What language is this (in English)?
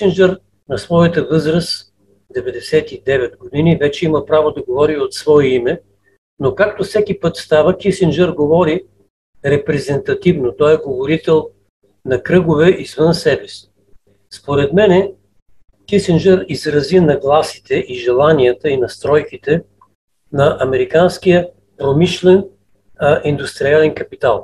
Bulgarian